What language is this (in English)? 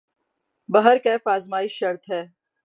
Urdu